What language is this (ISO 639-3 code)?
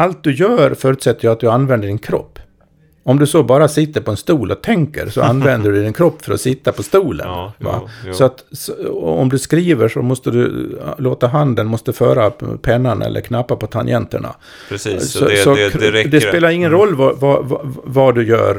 swe